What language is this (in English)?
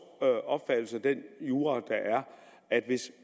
Danish